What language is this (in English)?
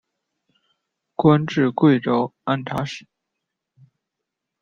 Chinese